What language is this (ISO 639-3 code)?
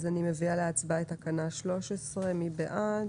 heb